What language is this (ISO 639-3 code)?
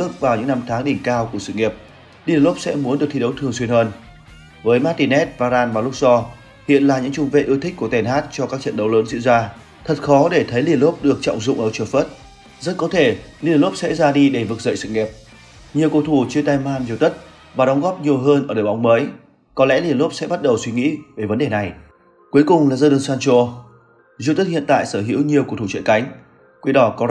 vie